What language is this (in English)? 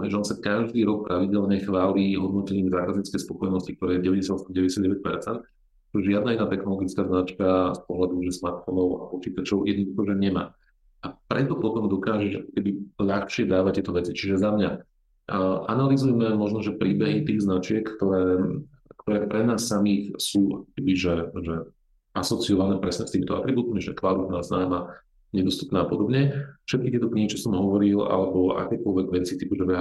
Slovak